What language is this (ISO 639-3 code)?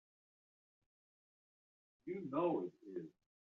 eng